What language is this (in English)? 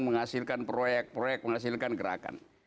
Indonesian